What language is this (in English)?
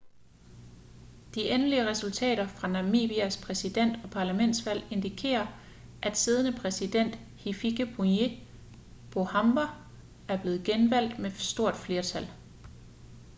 Danish